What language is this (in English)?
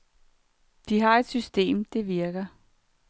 Danish